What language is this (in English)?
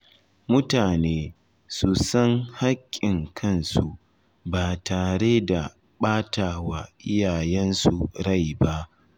Hausa